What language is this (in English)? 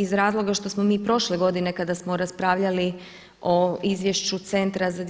Croatian